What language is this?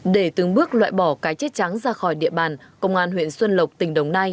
Vietnamese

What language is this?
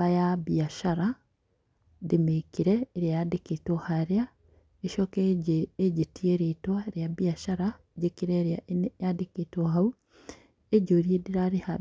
Kikuyu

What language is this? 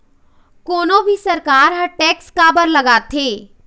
Chhattisgarhi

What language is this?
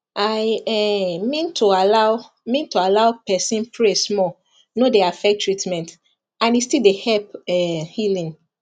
Nigerian Pidgin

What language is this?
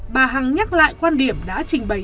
Vietnamese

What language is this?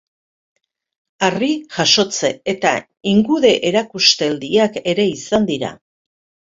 Basque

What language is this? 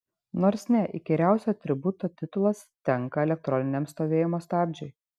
Lithuanian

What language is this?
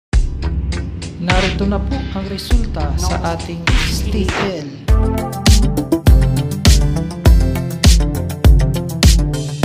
Arabic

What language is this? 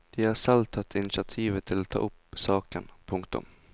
Norwegian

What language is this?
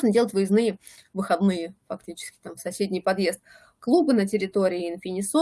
Russian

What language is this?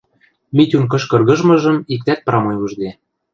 Western Mari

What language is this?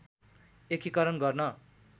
Nepali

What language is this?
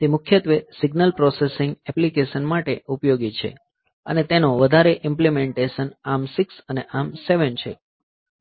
Gujarati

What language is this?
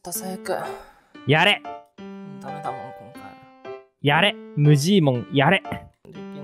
Japanese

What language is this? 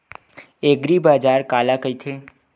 Chhattisgarhi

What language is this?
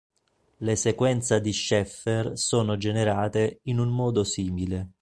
Italian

